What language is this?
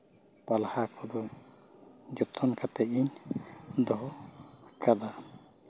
Santali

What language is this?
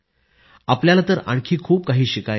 Marathi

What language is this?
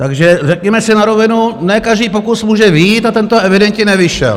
Czech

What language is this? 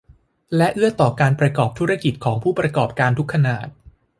Thai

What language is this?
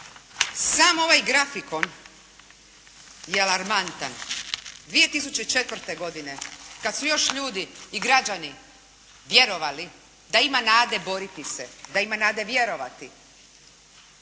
Croatian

